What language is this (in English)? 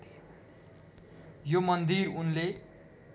Nepali